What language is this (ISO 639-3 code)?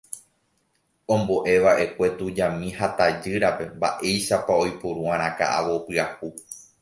grn